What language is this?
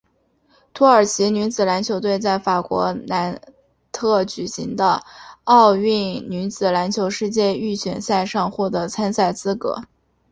Chinese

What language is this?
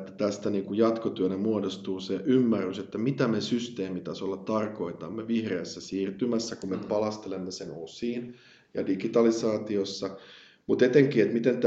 Finnish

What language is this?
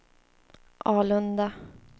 Swedish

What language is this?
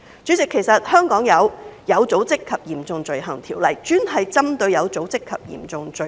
Cantonese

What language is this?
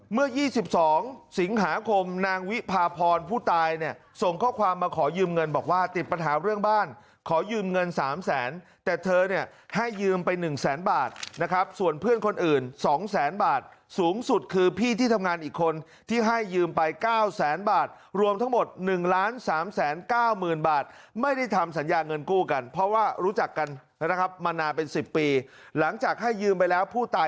Thai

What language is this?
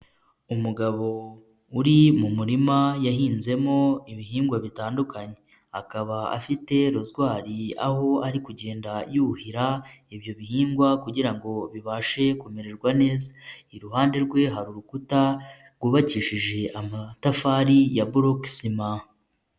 Kinyarwanda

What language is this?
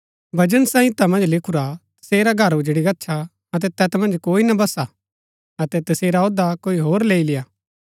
Gaddi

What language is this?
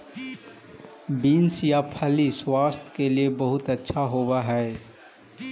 Magahi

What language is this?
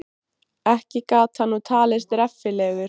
Icelandic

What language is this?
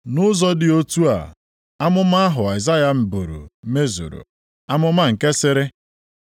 Igbo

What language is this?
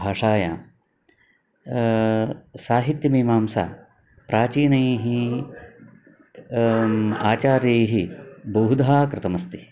Sanskrit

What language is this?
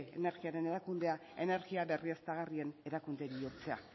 Basque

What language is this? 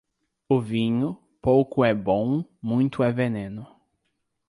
Portuguese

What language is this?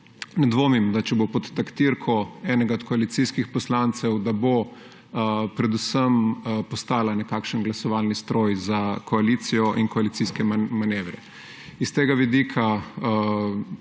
Slovenian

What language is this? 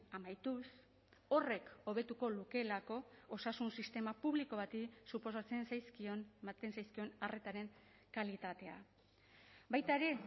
Basque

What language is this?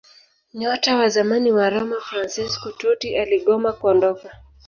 Swahili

